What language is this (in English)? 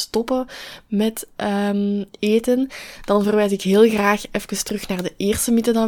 Dutch